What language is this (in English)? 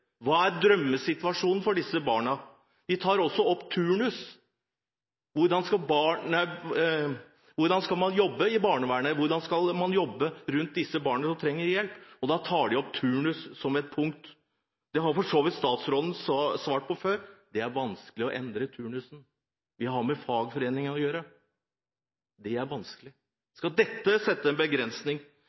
Norwegian Bokmål